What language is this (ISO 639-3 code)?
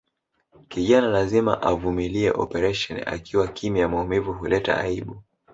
swa